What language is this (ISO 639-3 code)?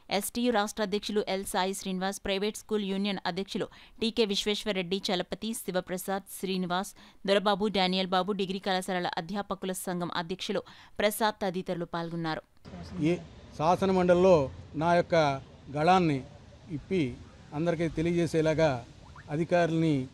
tel